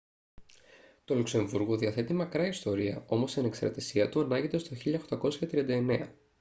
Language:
Greek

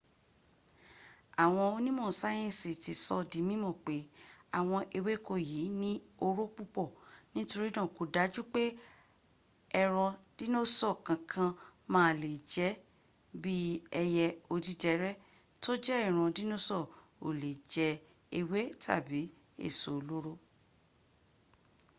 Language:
Yoruba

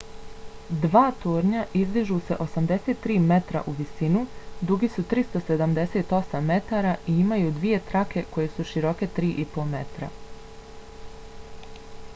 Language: Bosnian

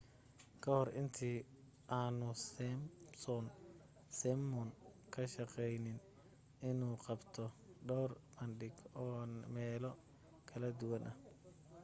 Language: Somali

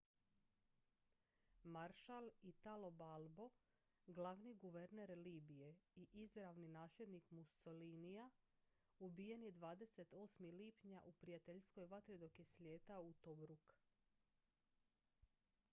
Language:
Croatian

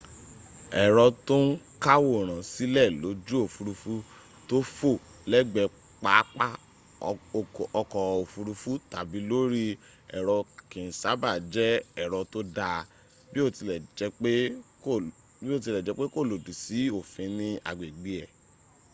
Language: Yoruba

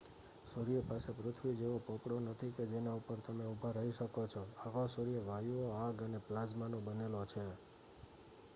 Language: Gujarati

